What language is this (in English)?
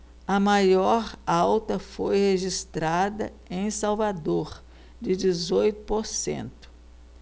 Portuguese